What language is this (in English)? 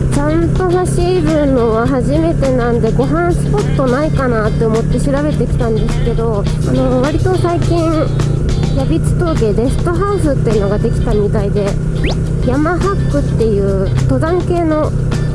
Japanese